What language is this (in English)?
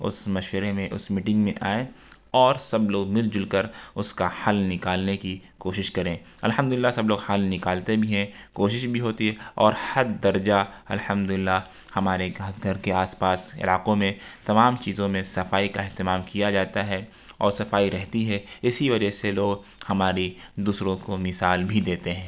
Urdu